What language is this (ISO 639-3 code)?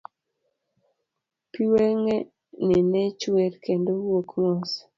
luo